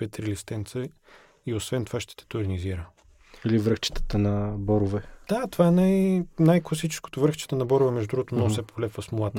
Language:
Bulgarian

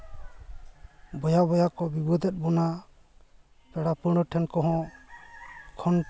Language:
Santali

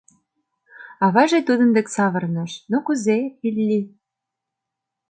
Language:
Mari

